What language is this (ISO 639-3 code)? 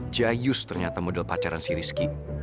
ind